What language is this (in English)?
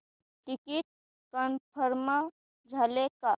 Marathi